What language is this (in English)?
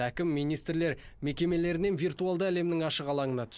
Kazakh